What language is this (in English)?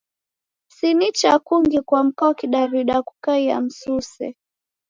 Taita